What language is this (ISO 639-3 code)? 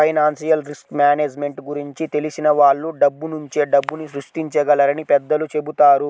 tel